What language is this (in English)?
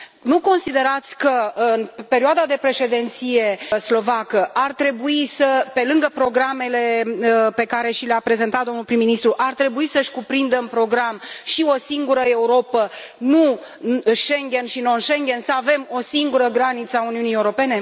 Romanian